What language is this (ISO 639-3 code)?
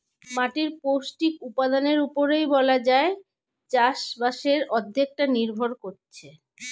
ben